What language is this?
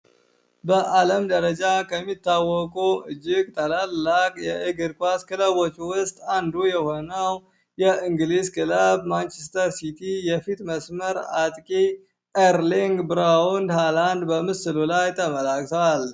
Amharic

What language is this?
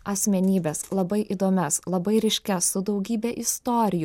Lithuanian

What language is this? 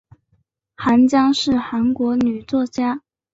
Chinese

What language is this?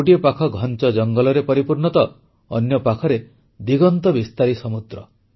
Odia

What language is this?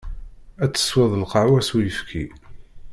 Kabyle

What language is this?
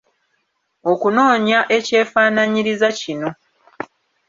Ganda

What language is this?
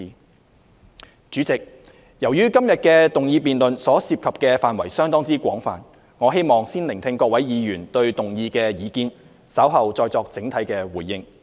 Cantonese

